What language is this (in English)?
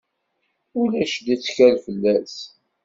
Kabyle